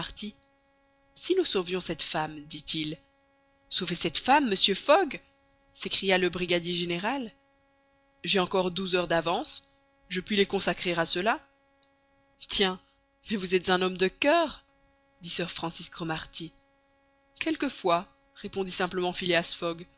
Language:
French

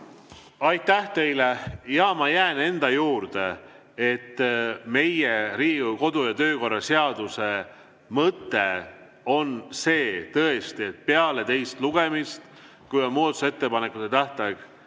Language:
Estonian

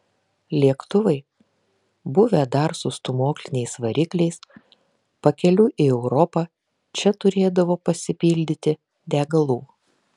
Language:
Lithuanian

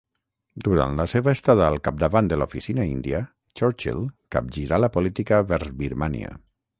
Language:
Catalan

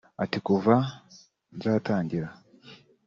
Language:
Kinyarwanda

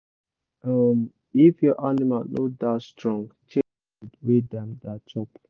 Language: Nigerian Pidgin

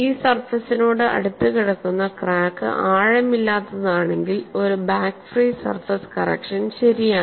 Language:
Malayalam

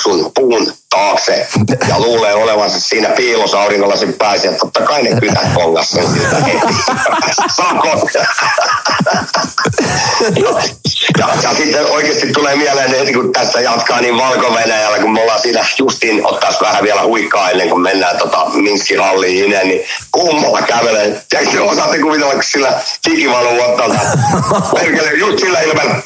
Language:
Finnish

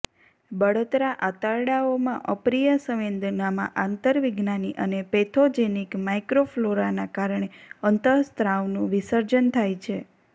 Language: Gujarati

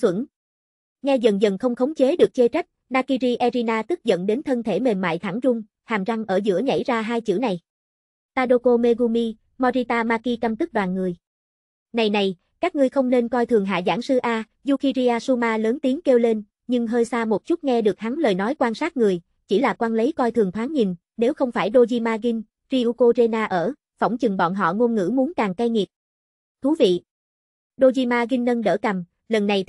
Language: Vietnamese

